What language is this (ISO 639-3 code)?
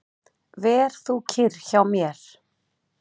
isl